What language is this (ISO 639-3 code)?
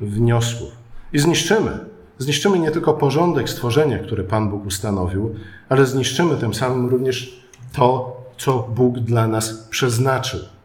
pol